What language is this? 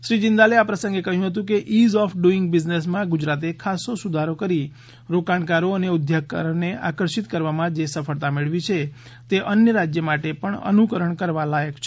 Gujarati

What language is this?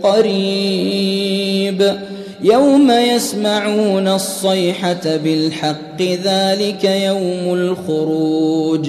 Arabic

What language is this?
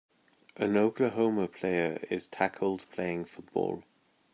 English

